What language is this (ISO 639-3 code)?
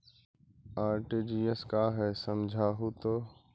mag